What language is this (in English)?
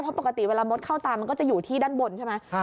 Thai